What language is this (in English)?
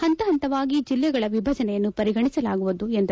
Kannada